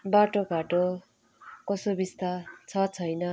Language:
Nepali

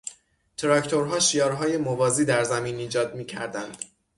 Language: Persian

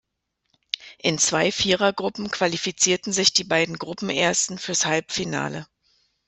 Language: German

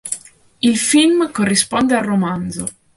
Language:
Italian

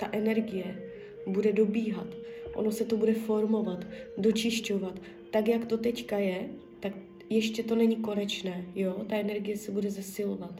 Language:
Czech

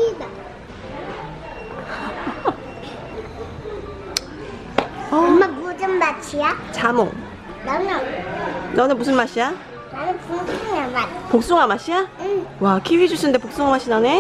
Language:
Korean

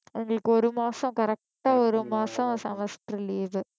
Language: Tamil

